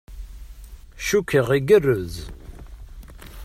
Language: Kabyle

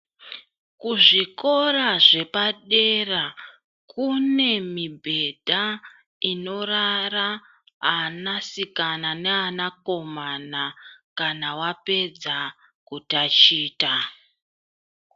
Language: Ndau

